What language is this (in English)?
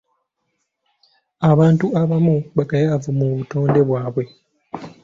Ganda